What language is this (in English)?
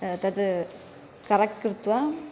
Sanskrit